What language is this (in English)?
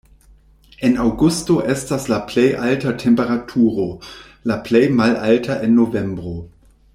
Esperanto